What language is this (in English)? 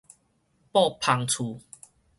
Min Nan Chinese